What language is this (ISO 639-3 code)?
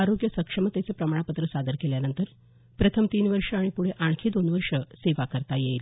mar